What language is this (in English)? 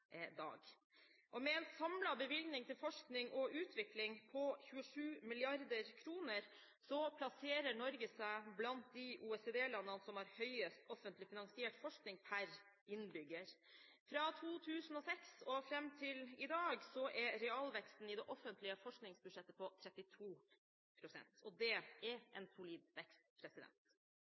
Norwegian Bokmål